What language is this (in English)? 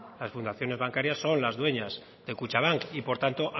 Spanish